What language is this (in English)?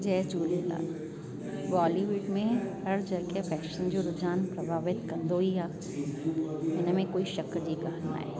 Sindhi